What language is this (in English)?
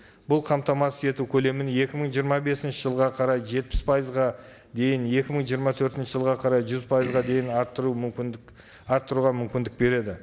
Kazakh